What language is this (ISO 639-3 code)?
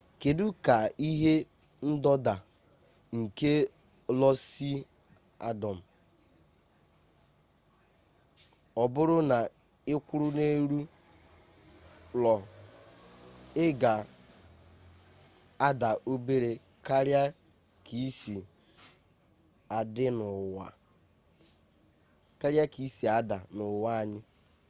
ibo